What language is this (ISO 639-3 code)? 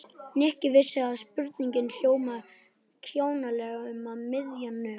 isl